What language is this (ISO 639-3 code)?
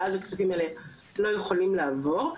heb